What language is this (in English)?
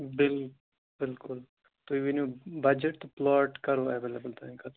Kashmiri